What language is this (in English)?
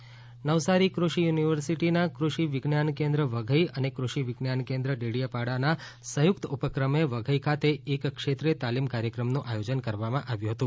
Gujarati